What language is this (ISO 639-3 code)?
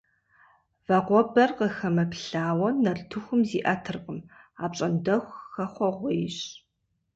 kbd